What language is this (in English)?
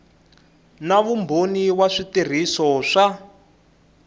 Tsonga